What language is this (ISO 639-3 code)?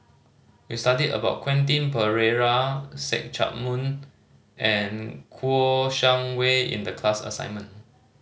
eng